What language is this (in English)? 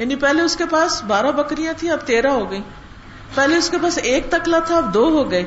Urdu